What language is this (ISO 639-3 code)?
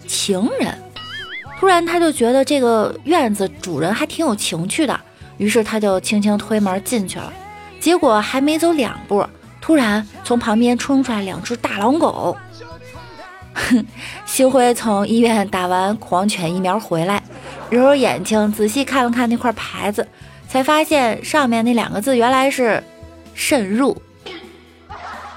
zho